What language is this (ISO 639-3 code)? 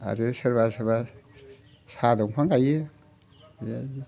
brx